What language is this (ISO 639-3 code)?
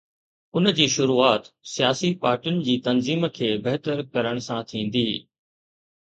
snd